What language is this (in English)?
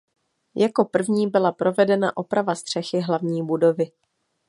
Czech